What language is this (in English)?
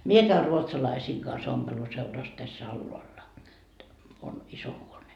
Finnish